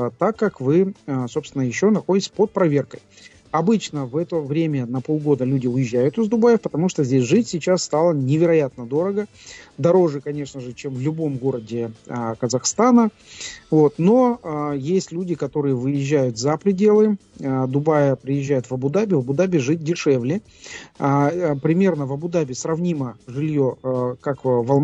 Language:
Russian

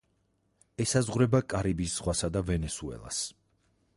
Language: Georgian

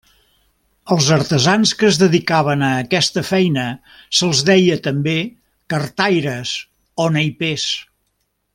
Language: Catalan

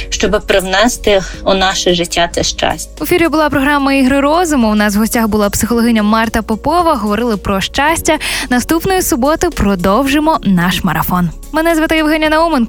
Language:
Ukrainian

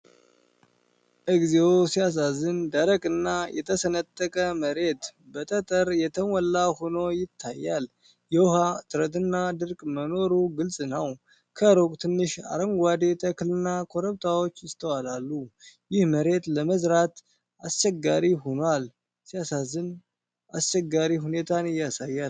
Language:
Amharic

